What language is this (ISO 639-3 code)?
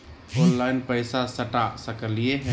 mag